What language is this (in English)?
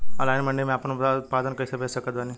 Bhojpuri